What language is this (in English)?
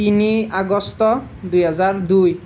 Assamese